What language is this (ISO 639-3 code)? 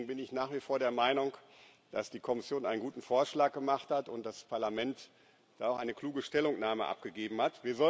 deu